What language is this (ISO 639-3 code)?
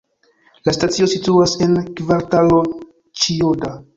epo